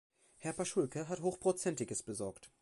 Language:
German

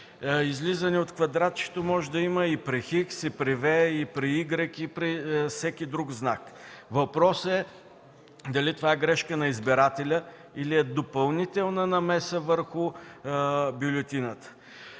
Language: Bulgarian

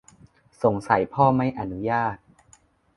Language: Thai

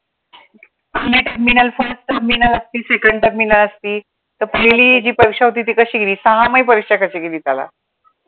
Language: Marathi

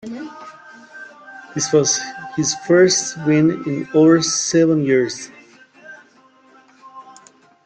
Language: English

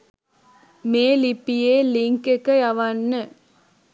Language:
Sinhala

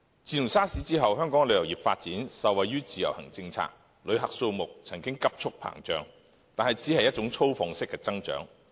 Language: Cantonese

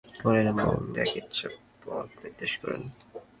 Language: Bangla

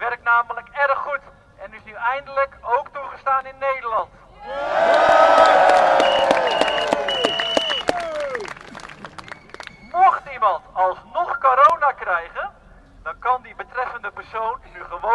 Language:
Dutch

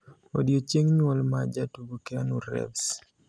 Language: Luo (Kenya and Tanzania)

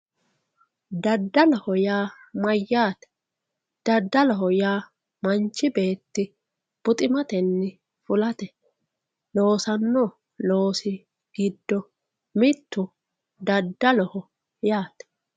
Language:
Sidamo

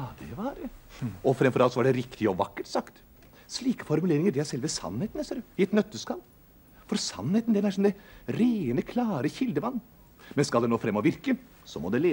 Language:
Norwegian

